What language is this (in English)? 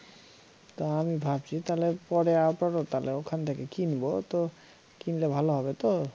Bangla